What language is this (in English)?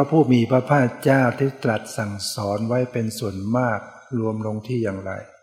Thai